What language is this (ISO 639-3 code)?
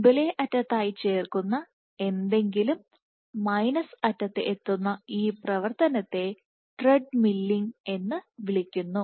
mal